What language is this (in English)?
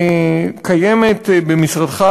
Hebrew